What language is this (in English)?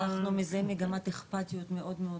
Hebrew